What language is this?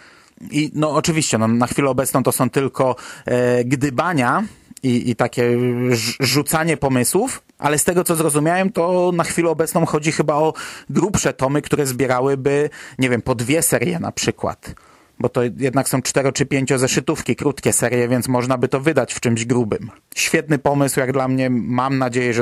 Polish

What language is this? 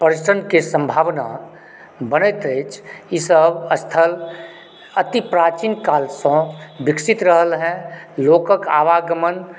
Maithili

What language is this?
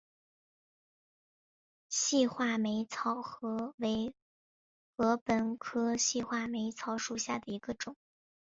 Chinese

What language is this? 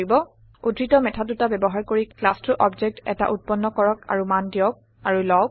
Assamese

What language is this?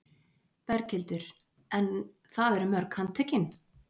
Icelandic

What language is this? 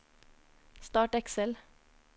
Norwegian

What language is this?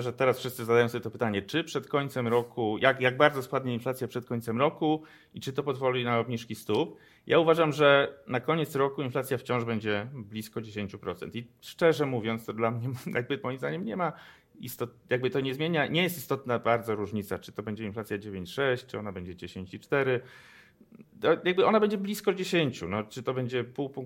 Polish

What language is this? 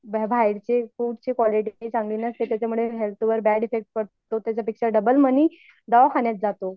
Marathi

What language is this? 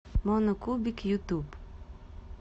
Russian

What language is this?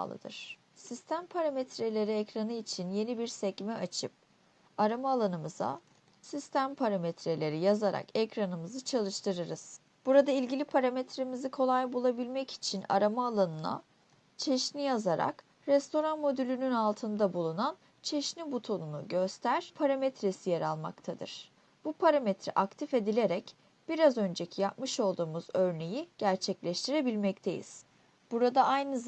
Turkish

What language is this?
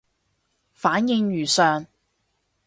Cantonese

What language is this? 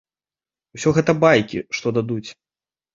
Belarusian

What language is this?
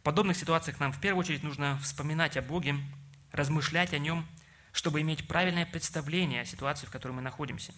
Russian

